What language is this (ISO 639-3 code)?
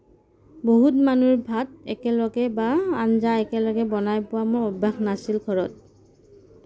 asm